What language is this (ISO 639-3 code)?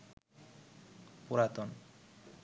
ben